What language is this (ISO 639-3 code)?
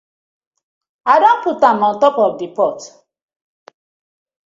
pcm